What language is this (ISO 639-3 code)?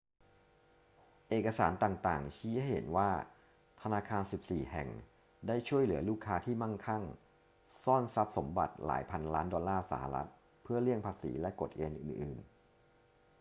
tha